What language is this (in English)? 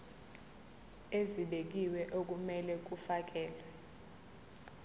Zulu